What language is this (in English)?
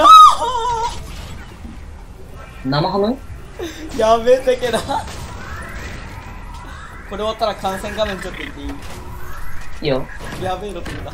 Japanese